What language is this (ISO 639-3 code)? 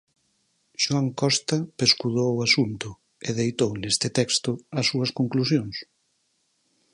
glg